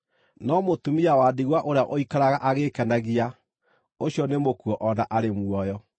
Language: Kikuyu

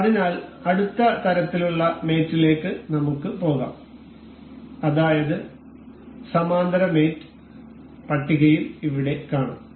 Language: Malayalam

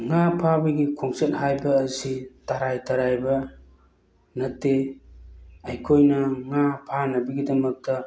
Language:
Manipuri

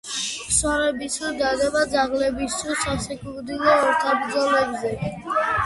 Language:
Georgian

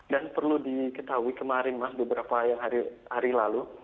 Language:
Indonesian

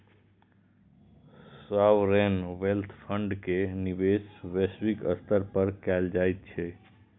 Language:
Maithili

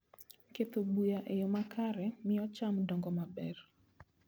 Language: Luo (Kenya and Tanzania)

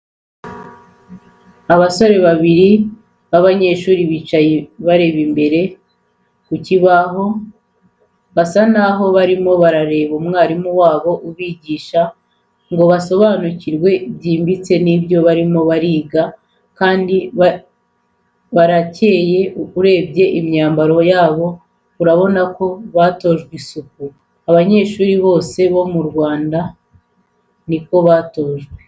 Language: Kinyarwanda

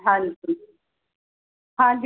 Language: Punjabi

